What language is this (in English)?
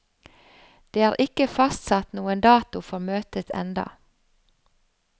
Norwegian